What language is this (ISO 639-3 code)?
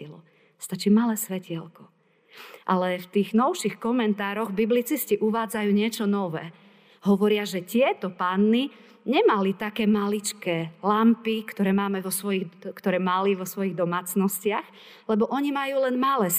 slk